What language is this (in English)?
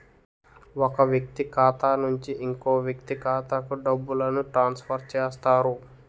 Telugu